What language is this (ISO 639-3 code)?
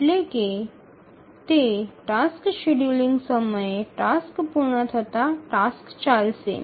ben